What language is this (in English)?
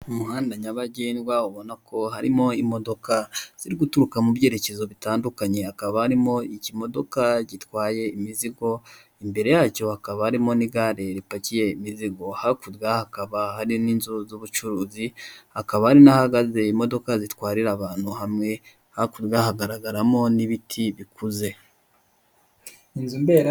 Kinyarwanda